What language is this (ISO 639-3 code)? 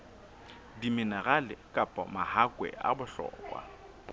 sot